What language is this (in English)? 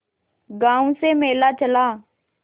Hindi